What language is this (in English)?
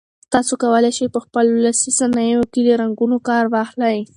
Pashto